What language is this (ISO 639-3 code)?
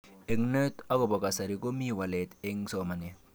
kln